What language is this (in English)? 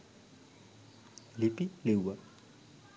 Sinhala